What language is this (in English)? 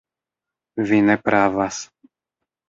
Esperanto